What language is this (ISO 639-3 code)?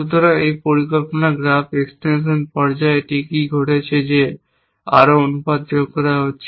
ben